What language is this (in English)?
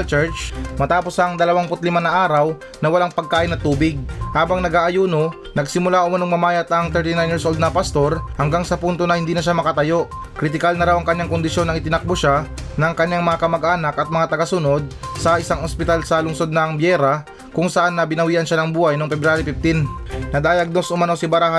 Filipino